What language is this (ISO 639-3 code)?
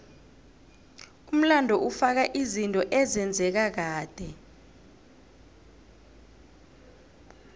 nbl